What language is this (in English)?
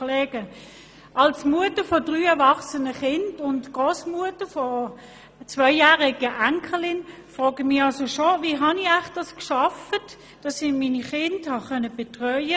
Swiss German